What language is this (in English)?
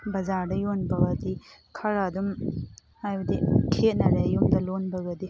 Manipuri